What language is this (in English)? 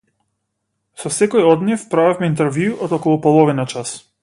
Macedonian